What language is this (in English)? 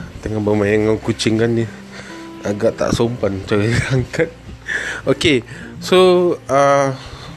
Malay